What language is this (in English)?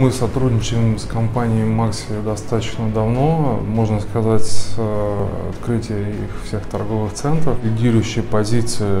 Russian